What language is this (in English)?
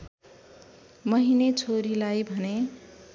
Nepali